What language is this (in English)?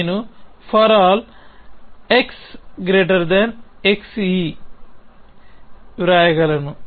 Telugu